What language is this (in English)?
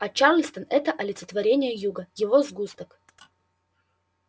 Russian